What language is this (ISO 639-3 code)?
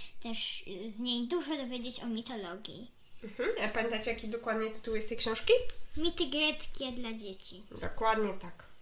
pol